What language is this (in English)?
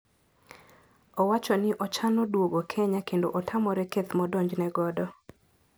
Luo (Kenya and Tanzania)